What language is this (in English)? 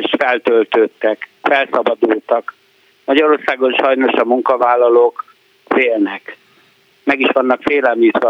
Hungarian